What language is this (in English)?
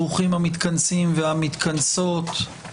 Hebrew